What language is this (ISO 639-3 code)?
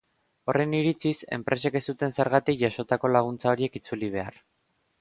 eus